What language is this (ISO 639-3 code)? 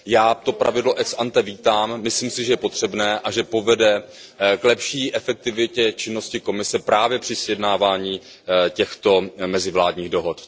ces